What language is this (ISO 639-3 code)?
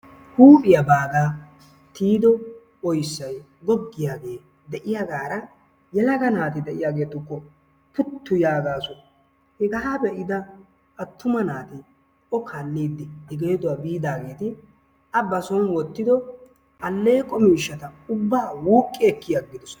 wal